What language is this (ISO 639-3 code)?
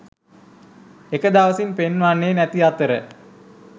sin